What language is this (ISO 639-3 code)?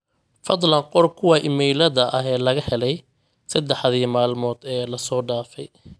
som